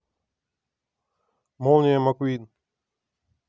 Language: Russian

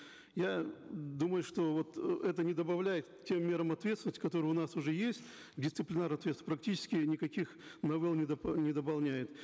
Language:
Kazakh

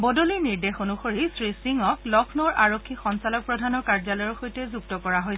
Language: Assamese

